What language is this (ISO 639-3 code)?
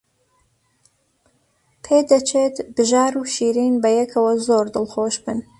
ckb